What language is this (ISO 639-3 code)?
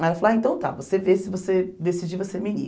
por